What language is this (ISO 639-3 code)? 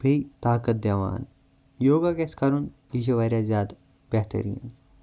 kas